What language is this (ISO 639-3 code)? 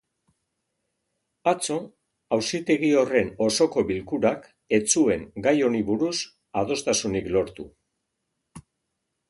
eus